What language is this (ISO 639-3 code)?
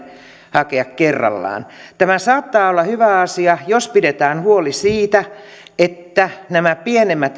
fin